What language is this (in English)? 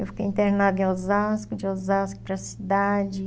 Portuguese